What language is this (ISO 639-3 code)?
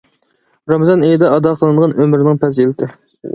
uig